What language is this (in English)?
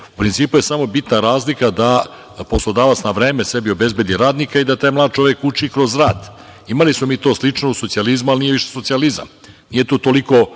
Serbian